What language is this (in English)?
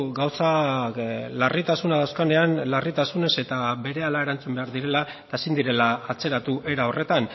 Basque